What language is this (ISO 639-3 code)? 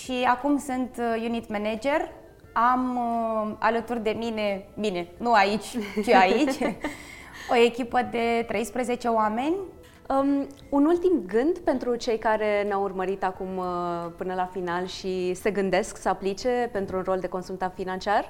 ron